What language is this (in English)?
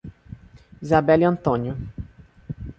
Portuguese